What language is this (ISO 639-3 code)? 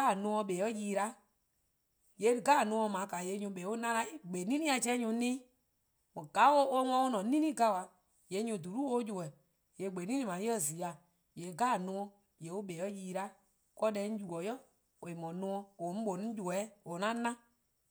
kqo